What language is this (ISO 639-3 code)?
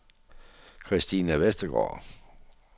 dan